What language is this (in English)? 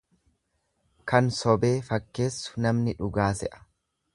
Oromo